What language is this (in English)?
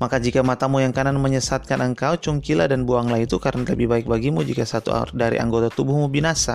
Indonesian